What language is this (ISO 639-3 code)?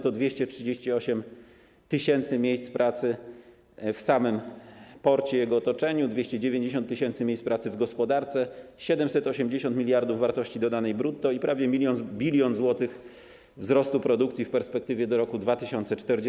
pol